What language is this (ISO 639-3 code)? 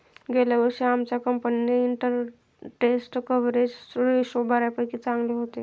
mar